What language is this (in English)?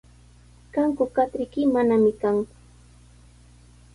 Sihuas Ancash Quechua